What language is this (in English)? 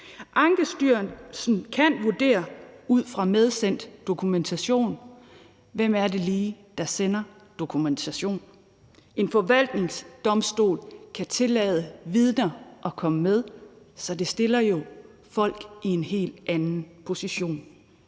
Danish